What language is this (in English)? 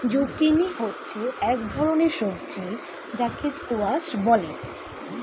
Bangla